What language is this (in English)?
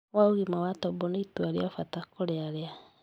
Kikuyu